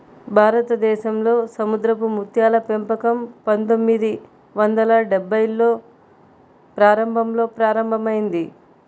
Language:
Telugu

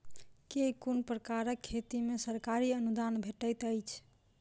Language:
Maithili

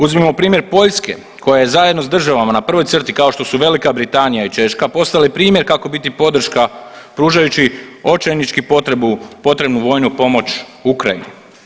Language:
Croatian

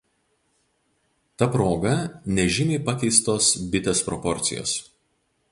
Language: Lithuanian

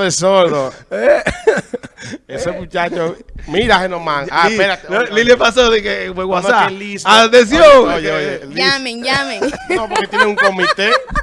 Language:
Spanish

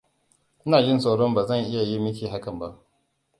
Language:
Hausa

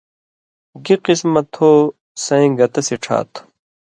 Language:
Indus Kohistani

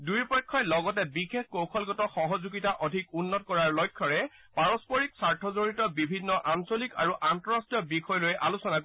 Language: Assamese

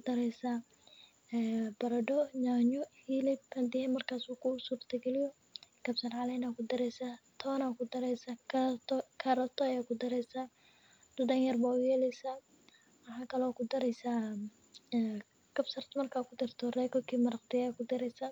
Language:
Somali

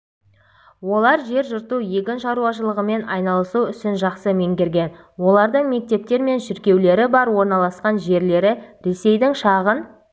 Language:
Kazakh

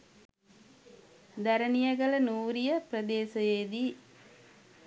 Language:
Sinhala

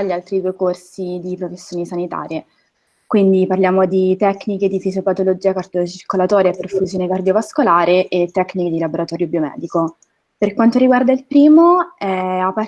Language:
Italian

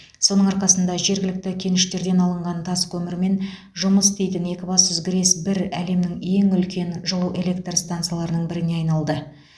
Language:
Kazakh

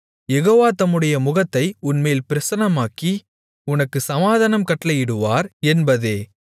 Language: Tamil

